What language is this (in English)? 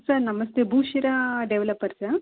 Kannada